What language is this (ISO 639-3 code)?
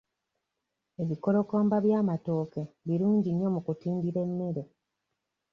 lug